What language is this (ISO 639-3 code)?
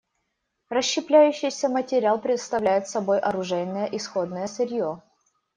rus